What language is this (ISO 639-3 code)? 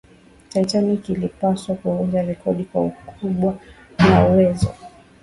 swa